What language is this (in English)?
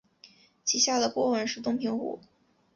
Chinese